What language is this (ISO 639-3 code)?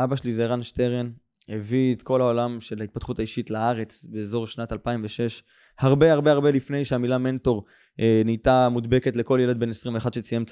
heb